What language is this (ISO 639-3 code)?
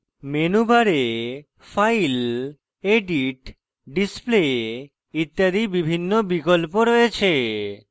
ben